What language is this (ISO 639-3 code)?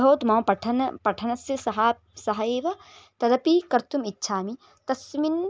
san